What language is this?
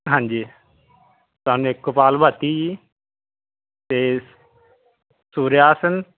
Punjabi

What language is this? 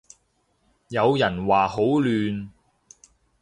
Cantonese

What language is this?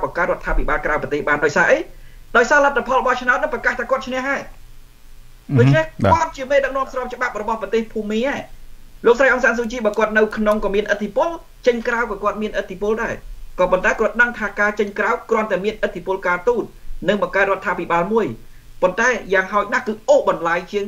Thai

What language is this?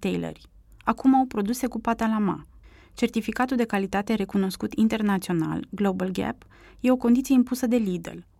Romanian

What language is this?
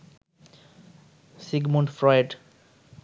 Bangla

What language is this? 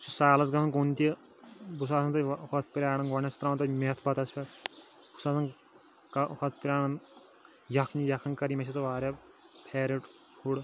Kashmiri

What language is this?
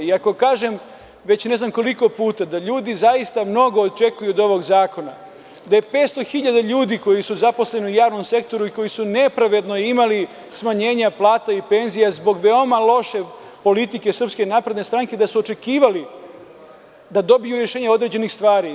Serbian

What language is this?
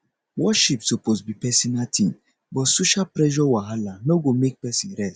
Nigerian Pidgin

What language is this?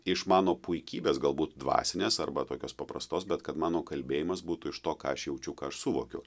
Lithuanian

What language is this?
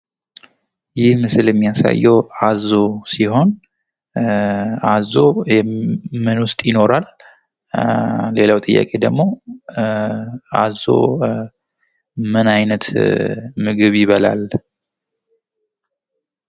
Amharic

